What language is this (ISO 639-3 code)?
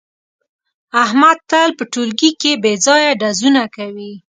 pus